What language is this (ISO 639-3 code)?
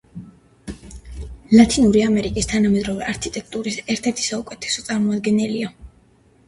kat